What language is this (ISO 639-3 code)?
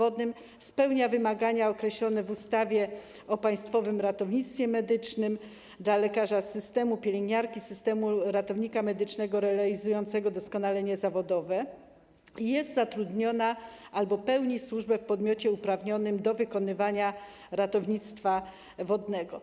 pol